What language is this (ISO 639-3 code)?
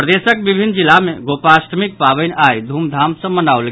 mai